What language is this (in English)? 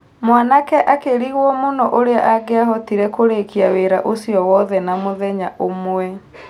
Kikuyu